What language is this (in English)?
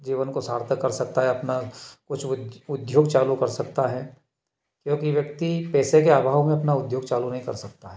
Hindi